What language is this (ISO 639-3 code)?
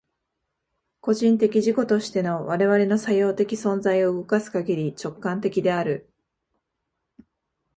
jpn